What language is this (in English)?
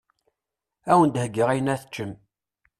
Kabyle